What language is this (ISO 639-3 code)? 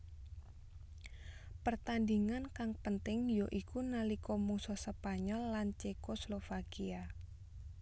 jav